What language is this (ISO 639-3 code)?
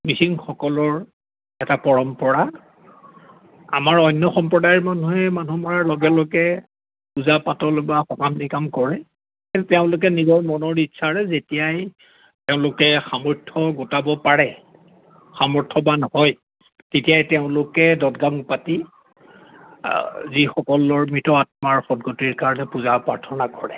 asm